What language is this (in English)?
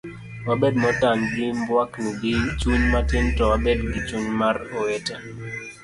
Luo (Kenya and Tanzania)